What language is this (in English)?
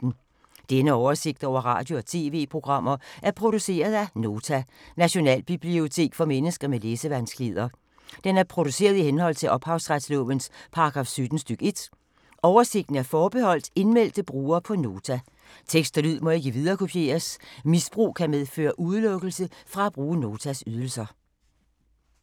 Danish